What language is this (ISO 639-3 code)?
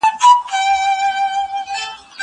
pus